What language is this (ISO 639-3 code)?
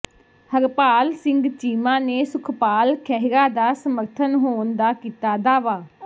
pan